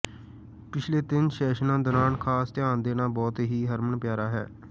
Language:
Punjabi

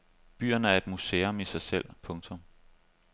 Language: Danish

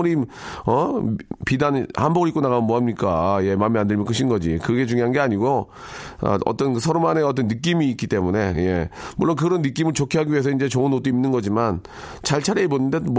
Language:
Korean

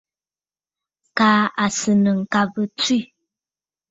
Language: Bafut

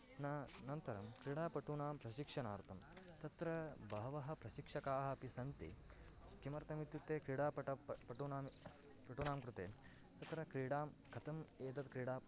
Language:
Sanskrit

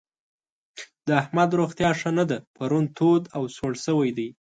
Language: Pashto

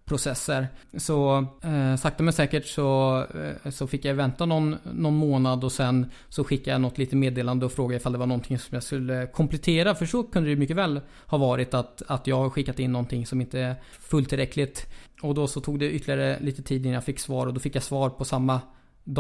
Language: Swedish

